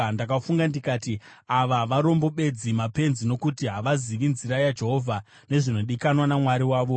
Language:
Shona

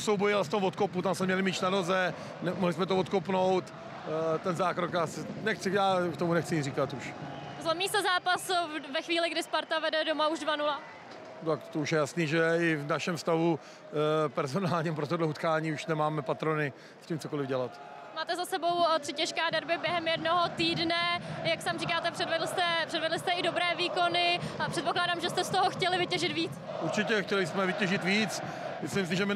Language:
Czech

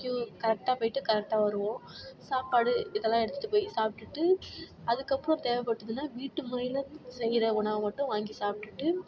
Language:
Tamil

